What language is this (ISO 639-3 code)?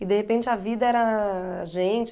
por